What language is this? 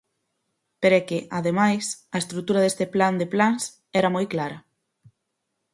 Galician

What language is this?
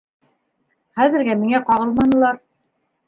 Bashkir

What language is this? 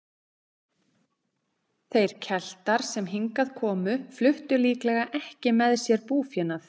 Icelandic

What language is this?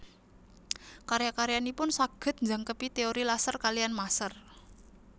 Javanese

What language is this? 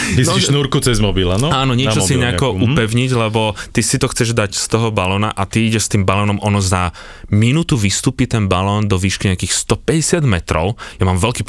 Slovak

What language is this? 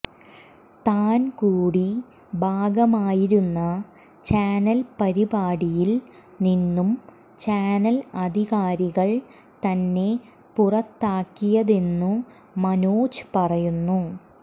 Malayalam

